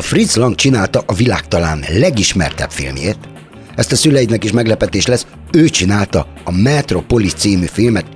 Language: Hungarian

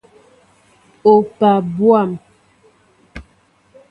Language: Mbo (Cameroon)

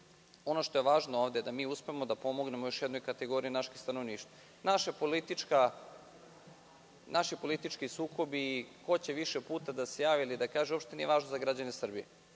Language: Serbian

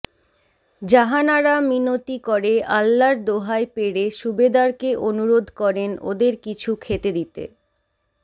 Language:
Bangla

